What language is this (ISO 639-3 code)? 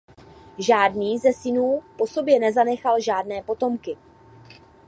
ces